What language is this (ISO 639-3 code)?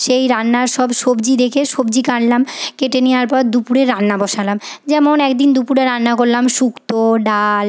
ben